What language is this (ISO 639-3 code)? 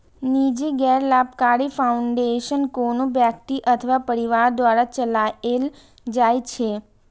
mai